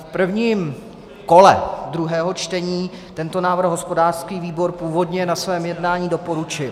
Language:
Czech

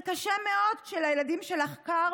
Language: Hebrew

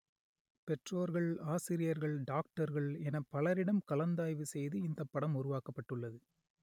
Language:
Tamil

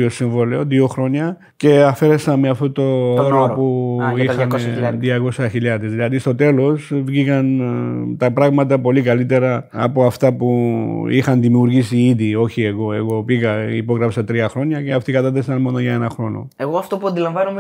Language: Greek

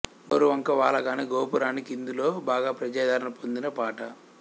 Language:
Telugu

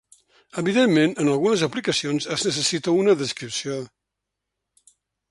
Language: Catalan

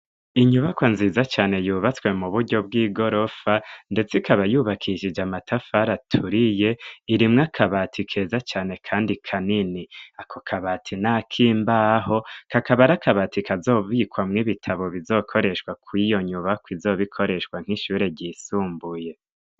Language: Rundi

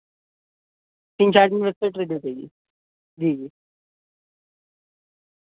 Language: Urdu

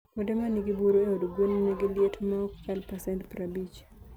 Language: Luo (Kenya and Tanzania)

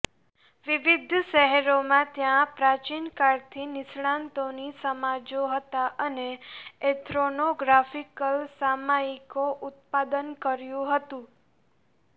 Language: Gujarati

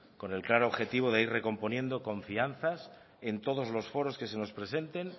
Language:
Spanish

